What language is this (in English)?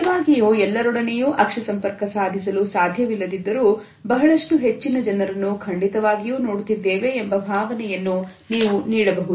Kannada